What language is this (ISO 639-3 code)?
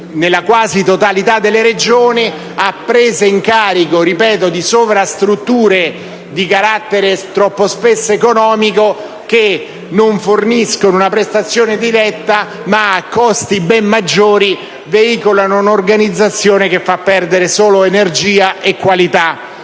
ita